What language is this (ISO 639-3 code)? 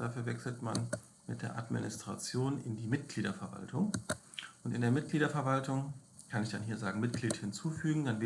deu